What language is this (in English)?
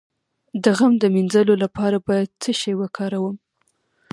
Pashto